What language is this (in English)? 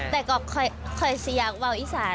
Thai